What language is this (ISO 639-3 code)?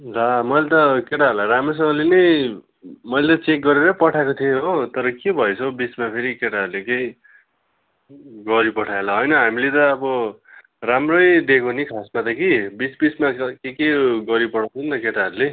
nep